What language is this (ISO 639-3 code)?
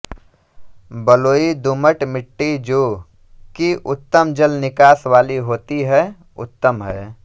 hin